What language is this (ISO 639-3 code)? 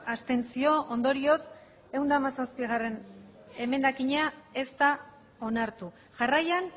eus